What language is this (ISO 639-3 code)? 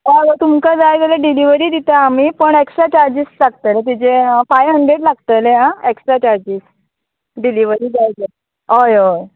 kok